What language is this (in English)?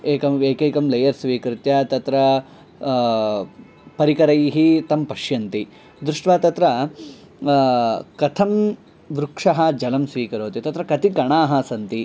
Sanskrit